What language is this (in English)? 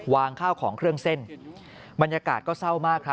Thai